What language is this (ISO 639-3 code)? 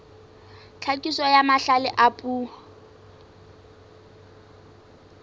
sot